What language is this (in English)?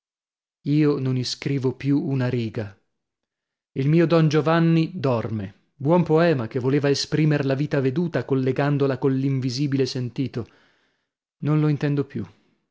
Italian